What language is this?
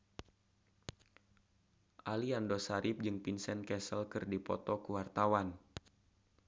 Sundanese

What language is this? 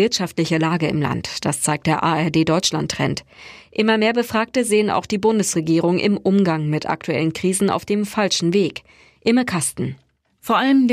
German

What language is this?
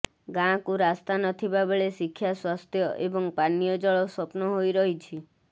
Odia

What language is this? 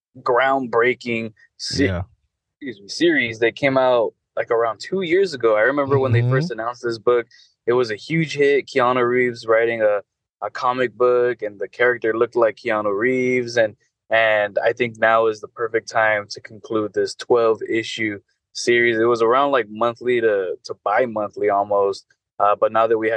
English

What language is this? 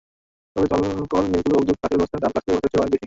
Bangla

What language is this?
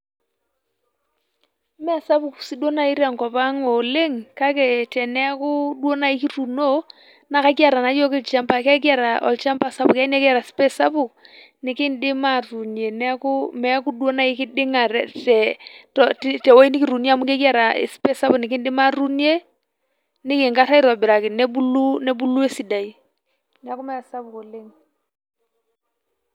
Masai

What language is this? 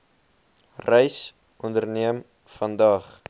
Afrikaans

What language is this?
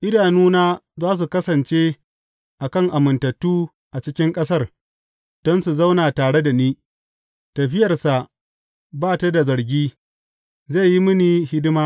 Hausa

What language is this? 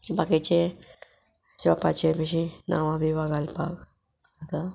Konkani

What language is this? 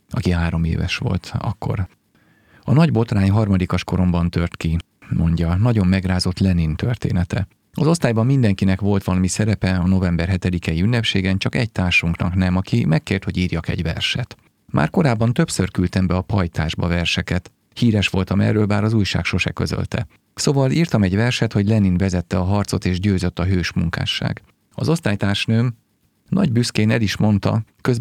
Hungarian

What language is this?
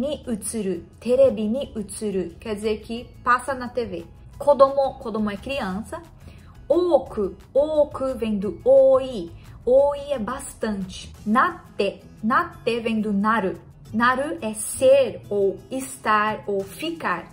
Portuguese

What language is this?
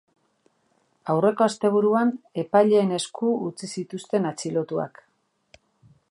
Basque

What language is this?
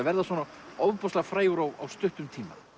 Icelandic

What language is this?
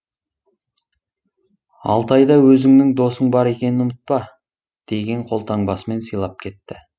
Kazakh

